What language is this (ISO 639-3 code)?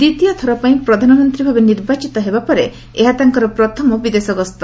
ori